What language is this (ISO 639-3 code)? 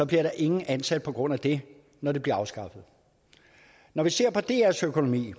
dan